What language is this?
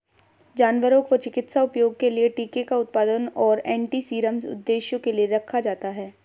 Hindi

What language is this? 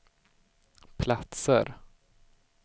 Swedish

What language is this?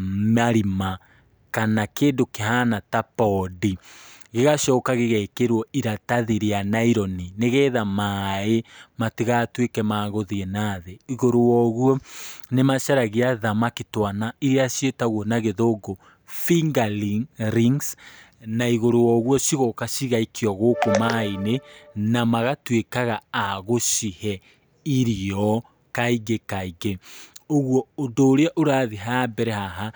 Kikuyu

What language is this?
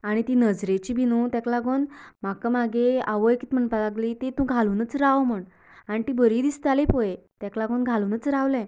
Konkani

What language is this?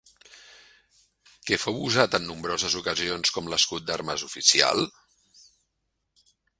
Catalan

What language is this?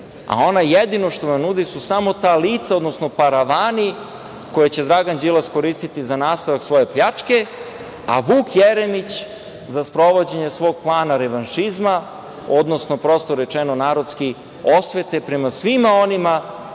Serbian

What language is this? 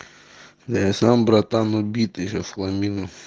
Russian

